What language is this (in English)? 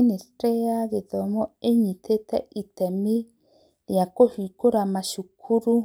Kikuyu